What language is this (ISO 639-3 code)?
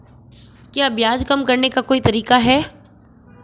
hin